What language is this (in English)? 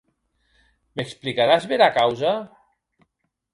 Occitan